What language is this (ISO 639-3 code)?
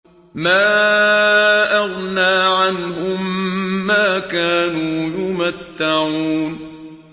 ara